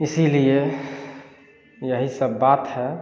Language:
Hindi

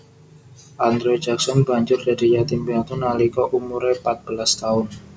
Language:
Javanese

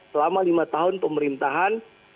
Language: Indonesian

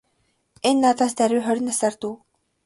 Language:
Mongolian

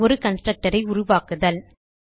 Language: Tamil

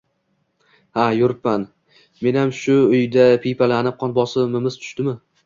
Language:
Uzbek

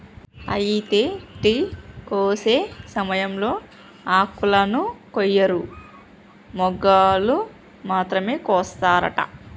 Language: Telugu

